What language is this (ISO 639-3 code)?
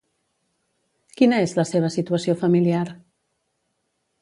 cat